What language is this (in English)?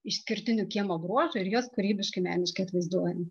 Lithuanian